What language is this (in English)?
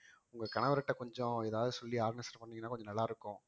Tamil